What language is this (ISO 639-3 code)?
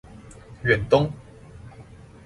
zho